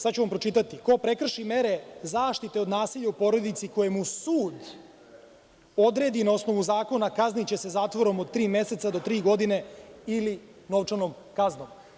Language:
Serbian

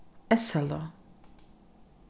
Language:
Faroese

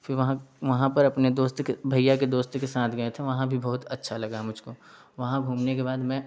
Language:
Hindi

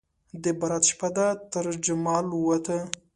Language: Pashto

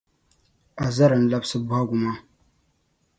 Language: Dagbani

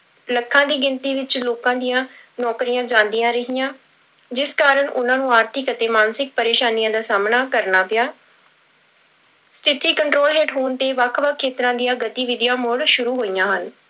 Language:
Punjabi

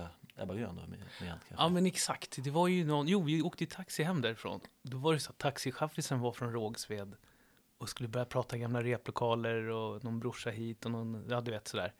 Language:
Swedish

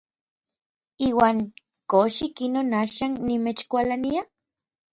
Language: Orizaba Nahuatl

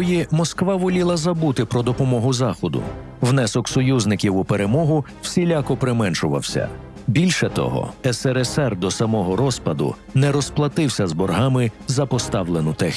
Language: Ukrainian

